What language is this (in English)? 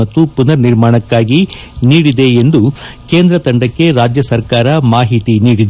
Kannada